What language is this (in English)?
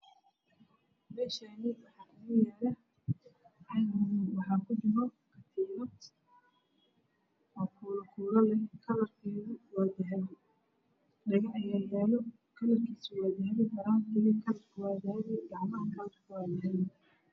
Somali